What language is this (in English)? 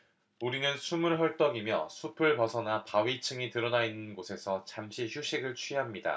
Korean